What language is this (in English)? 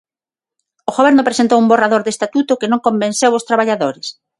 Galician